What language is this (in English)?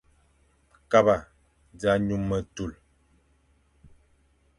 Fang